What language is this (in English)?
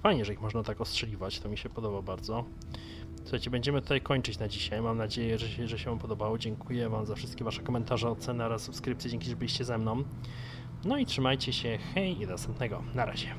Polish